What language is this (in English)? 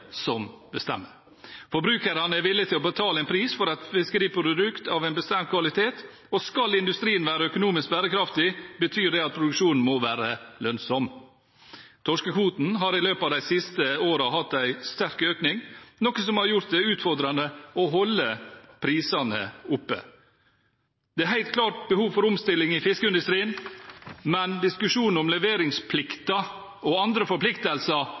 Norwegian